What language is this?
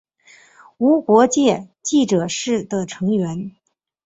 Chinese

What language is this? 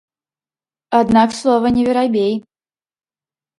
Belarusian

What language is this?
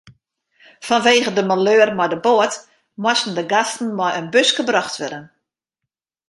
Western Frisian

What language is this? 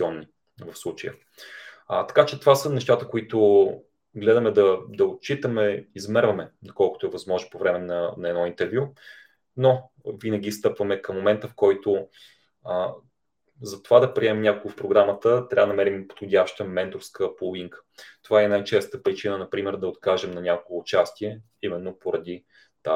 Bulgarian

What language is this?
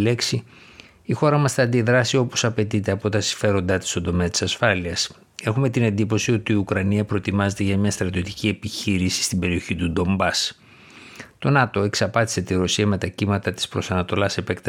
Greek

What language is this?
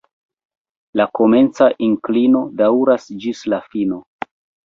Esperanto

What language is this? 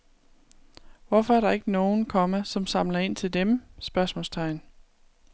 Danish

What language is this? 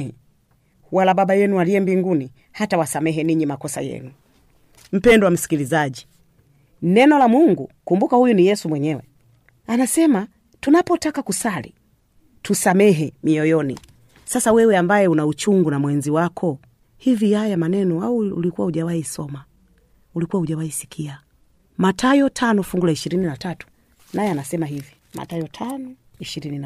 Swahili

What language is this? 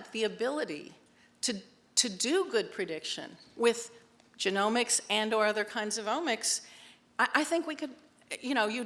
English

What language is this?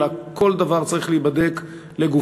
Hebrew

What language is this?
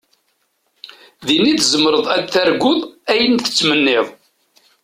Kabyle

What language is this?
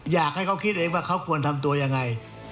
Thai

